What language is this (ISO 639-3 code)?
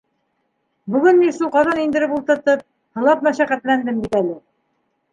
bak